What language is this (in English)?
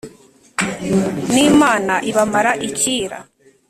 Kinyarwanda